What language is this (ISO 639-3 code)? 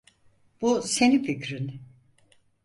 tur